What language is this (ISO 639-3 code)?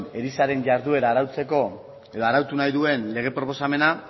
eus